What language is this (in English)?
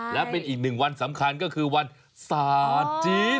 Thai